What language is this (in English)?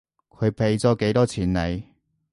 Cantonese